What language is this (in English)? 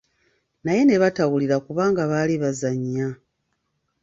Ganda